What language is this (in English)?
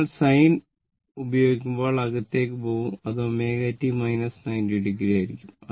Malayalam